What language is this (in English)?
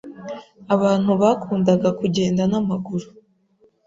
Kinyarwanda